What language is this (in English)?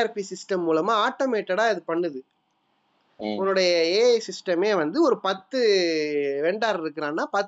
Tamil